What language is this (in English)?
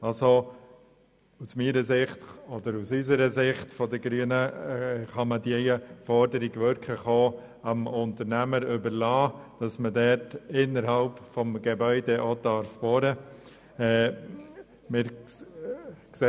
Swiss German